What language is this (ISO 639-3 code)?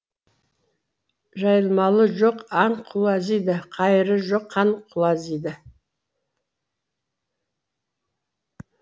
kaz